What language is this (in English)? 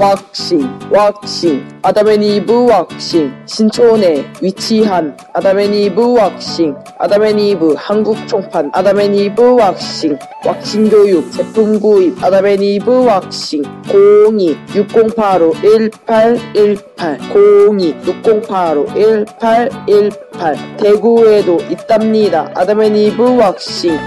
Korean